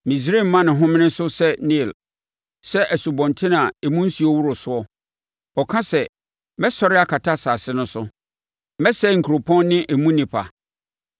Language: Akan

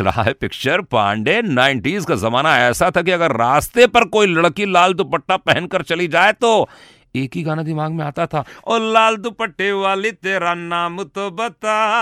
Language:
Hindi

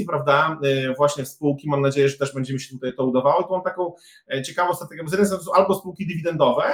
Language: Polish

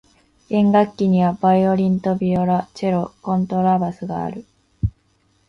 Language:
Japanese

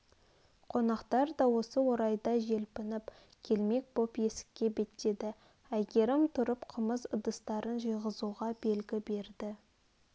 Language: Kazakh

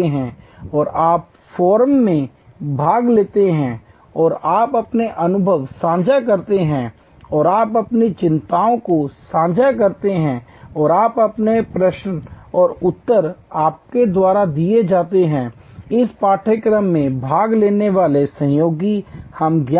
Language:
Hindi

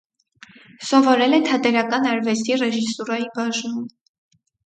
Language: Armenian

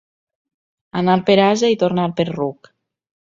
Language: Catalan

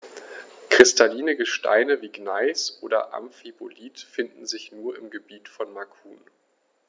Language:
German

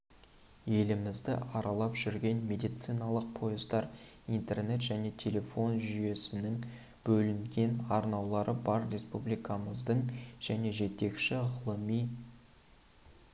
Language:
Kazakh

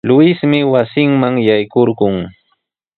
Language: Sihuas Ancash Quechua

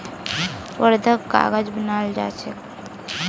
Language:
Magahi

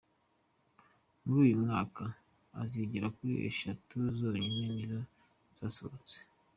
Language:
Kinyarwanda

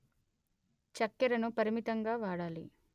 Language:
Telugu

